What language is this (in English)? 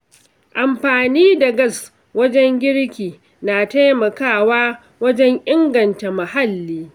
Hausa